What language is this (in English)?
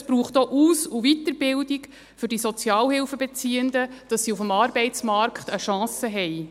Swiss German